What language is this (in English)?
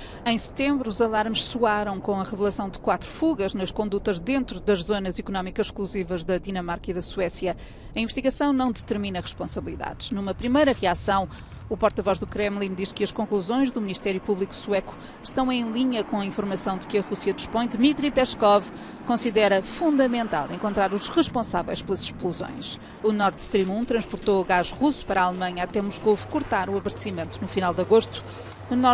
Portuguese